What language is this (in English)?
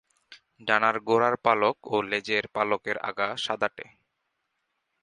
Bangla